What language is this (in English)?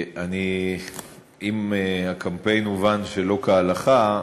Hebrew